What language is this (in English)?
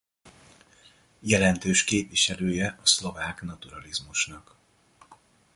Hungarian